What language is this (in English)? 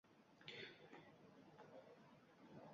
Uzbek